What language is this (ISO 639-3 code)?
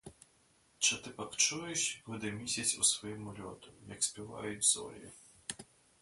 ukr